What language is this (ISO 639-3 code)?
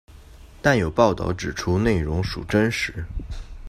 zho